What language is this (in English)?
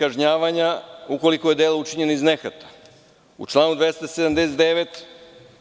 Serbian